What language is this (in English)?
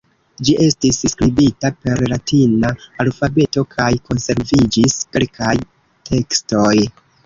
Esperanto